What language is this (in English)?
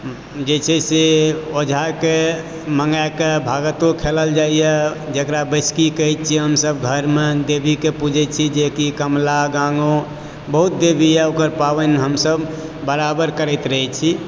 Maithili